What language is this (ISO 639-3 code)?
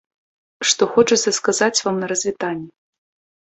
bel